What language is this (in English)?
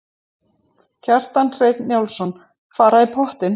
Icelandic